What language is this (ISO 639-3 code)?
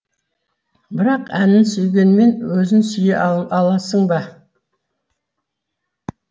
kaz